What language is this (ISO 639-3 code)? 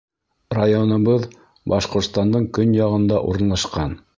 bak